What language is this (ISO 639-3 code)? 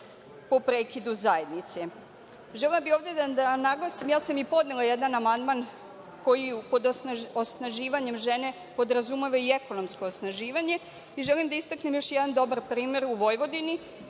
srp